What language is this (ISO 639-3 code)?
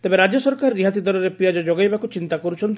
ori